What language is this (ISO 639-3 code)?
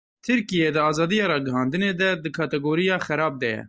kur